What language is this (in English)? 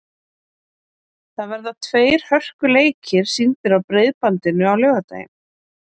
Icelandic